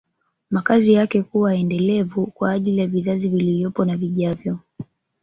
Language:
Swahili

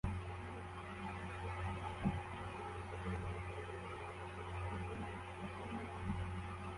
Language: Kinyarwanda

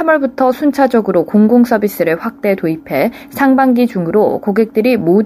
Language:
Korean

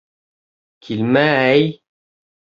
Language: Bashkir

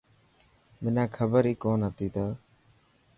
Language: Dhatki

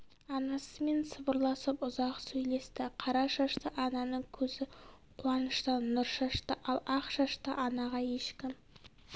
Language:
Kazakh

